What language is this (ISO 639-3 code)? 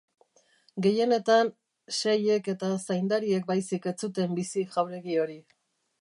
eus